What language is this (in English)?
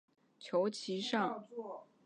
Chinese